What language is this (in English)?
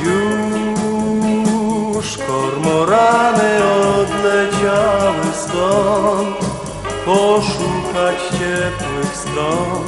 Polish